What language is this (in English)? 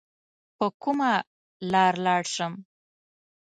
Pashto